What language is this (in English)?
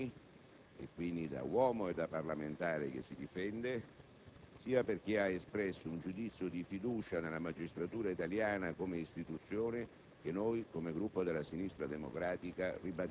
Italian